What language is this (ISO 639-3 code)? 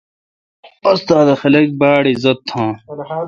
xka